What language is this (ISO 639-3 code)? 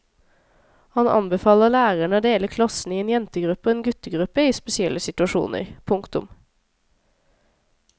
nor